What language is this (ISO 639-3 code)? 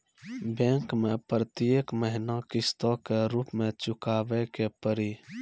mai